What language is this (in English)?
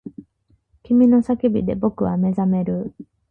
Japanese